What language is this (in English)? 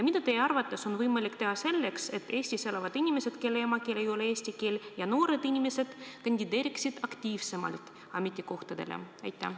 Estonian